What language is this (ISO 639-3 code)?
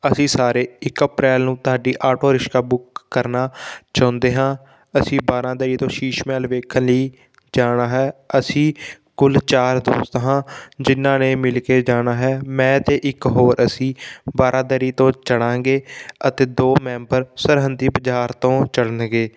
pan